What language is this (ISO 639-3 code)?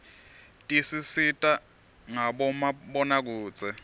ssw